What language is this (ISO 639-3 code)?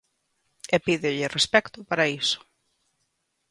glg